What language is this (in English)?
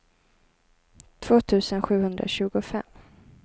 Swedish